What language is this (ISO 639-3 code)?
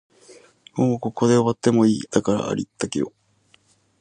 jpn